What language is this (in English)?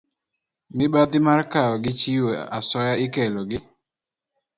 Luo (Kenya and Tanzania)